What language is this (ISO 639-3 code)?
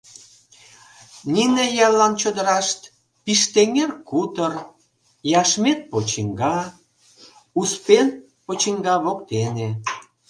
chm